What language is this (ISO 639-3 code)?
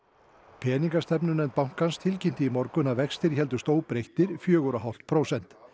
isl